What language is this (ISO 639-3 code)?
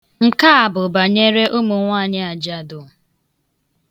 ibo